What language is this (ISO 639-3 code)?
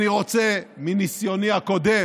heb